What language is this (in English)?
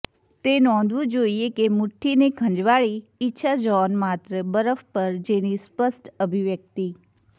Gujarati